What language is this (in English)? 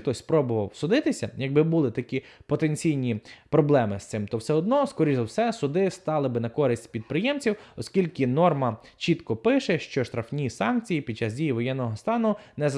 Ukrainian